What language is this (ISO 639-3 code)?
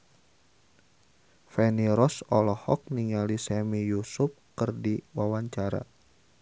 sun